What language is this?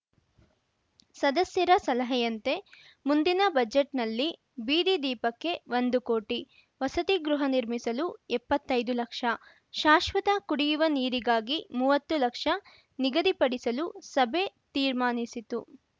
Kannada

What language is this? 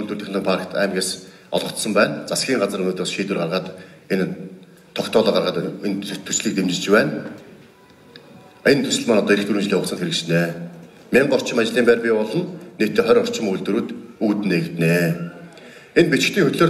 Turkish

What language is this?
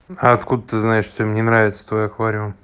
Russian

